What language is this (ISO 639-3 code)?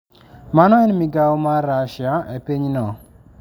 luo